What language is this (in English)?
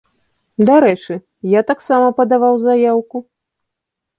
Belarusian